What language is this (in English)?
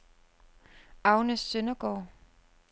Danish